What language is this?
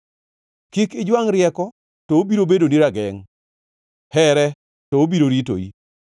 Luo (Kenya and Tanzania)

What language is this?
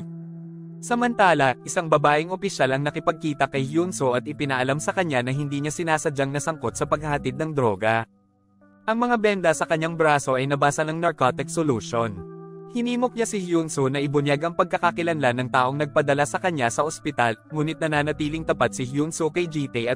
Filipino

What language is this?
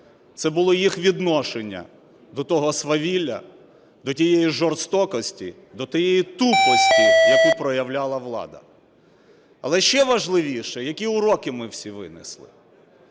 Ukrainian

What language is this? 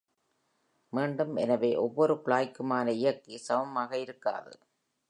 Tamil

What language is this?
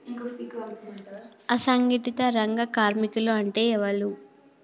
Telugu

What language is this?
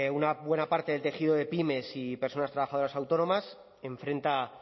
Spanish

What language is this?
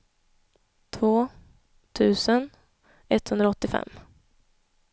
Swedish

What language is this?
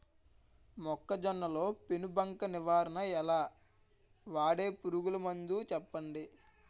Telugu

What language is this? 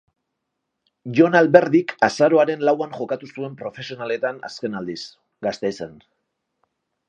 Basque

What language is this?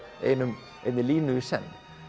Icelandic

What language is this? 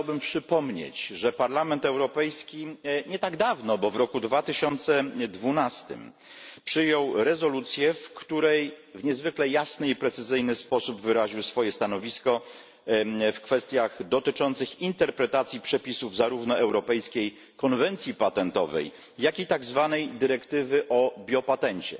Polish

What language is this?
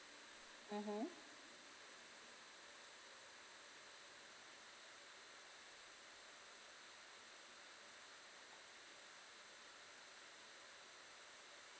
English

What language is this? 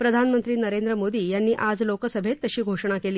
Marathi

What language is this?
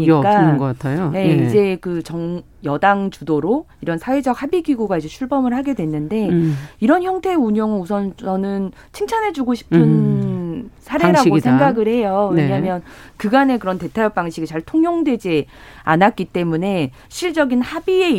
Korean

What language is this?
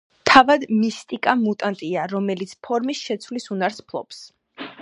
Georgian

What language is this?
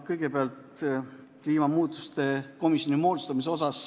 Estonian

